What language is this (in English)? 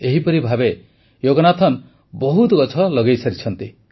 Odia